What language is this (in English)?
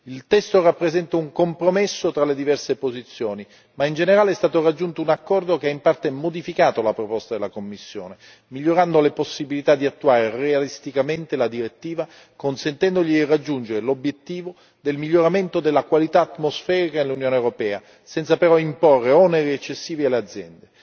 Italian